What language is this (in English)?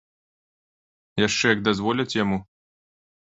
Belarusian